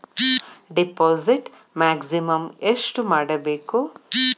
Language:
Kannada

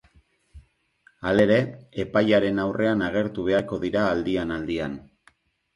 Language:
Basque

